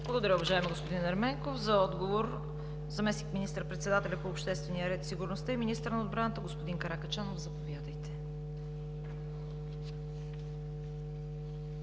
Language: Bulgarian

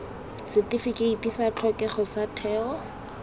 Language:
Tswana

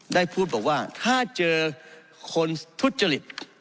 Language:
Thai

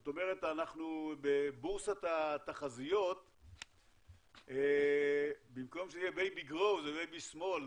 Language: Hebrew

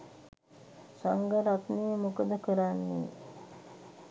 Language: Sinhala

